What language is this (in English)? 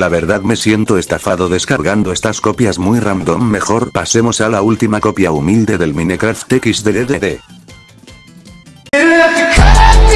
Spanish